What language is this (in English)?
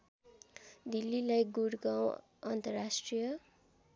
Nepali